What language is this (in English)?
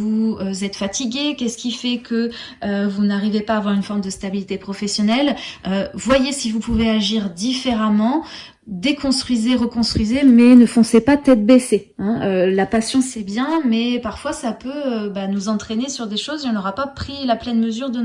French